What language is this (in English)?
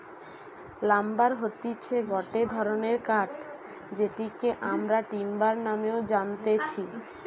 Bangla